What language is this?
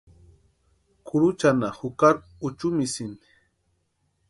Western Highland Purepecha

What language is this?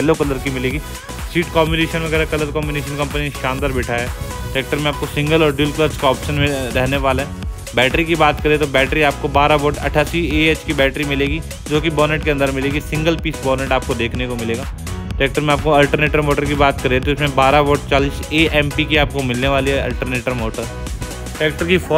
Hindi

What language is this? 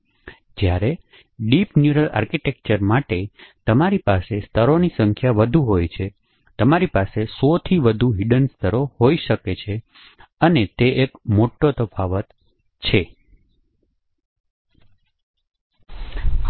Gujarati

